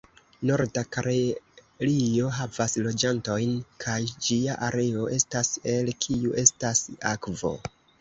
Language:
Esperanto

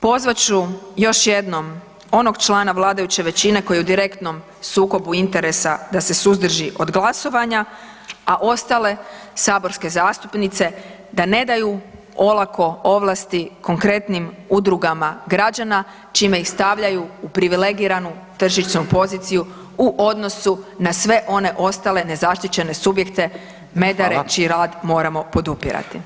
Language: Croatian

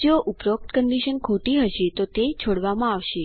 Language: Gujarati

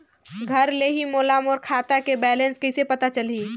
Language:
Chhattisgarhi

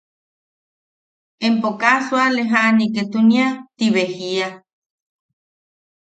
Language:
Yaqui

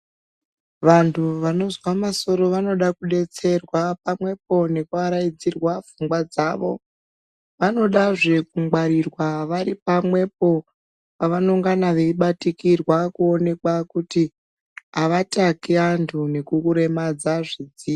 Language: Ndau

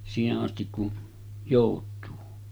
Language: Finnish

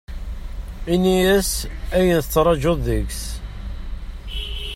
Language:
Kabyle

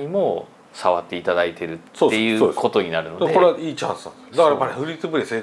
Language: Japanese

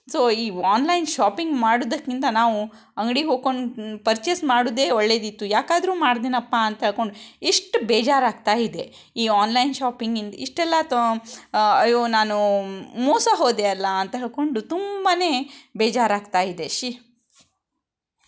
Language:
Kannada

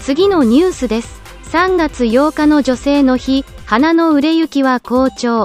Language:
Japanese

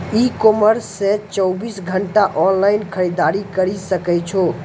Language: Maithili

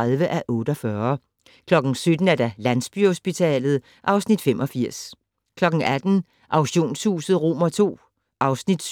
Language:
Danish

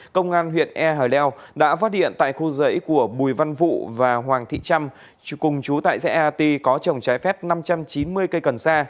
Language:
Vietnamese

